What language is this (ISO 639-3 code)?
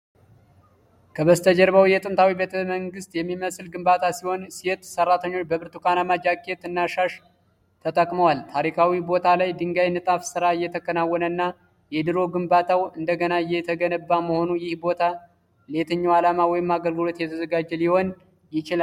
amh